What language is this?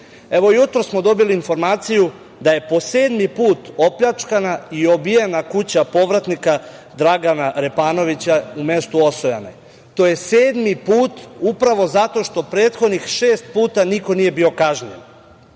Serbian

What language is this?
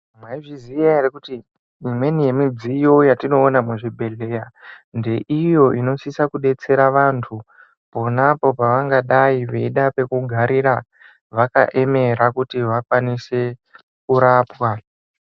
Ndau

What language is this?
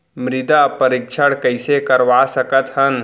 Chhattisgarhi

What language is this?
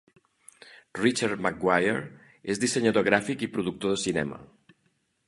Catalan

